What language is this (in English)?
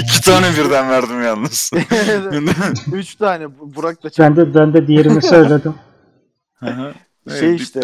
Turkish